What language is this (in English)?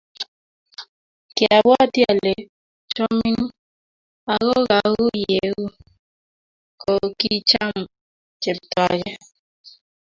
Kalenjin